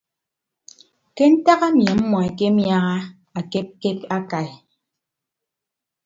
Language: Ibibio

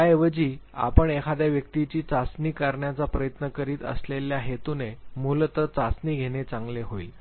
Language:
Marathi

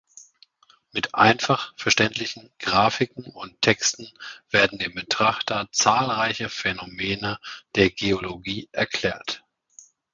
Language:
German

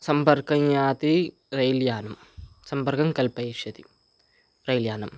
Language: Sanskrit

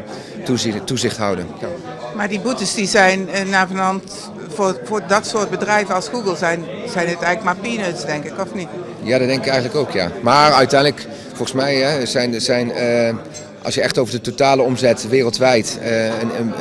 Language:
Dutch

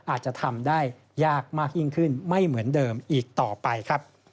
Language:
Thai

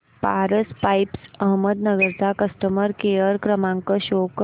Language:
Marathi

